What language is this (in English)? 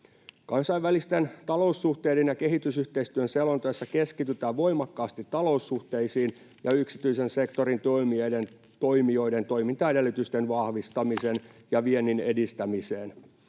Finnish